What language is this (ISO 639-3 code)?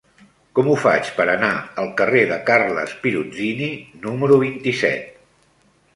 cat